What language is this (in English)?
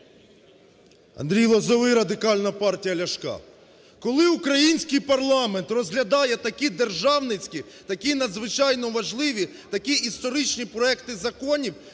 Ukrainian